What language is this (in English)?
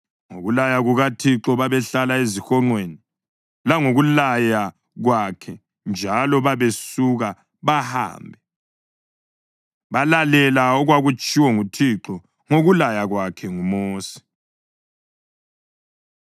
North Ndebele